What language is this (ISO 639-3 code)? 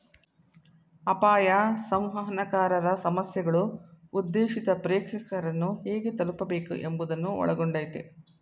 kan